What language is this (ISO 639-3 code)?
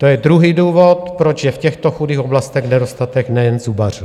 ces